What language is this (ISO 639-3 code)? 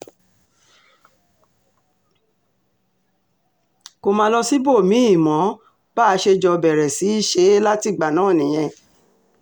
yor